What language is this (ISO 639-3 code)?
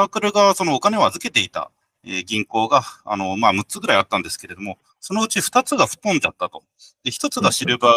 jpn